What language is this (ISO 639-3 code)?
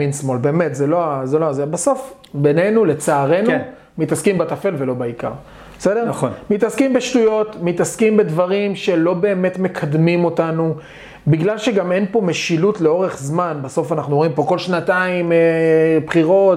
heb